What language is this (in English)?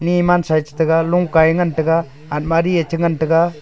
Wancho Naga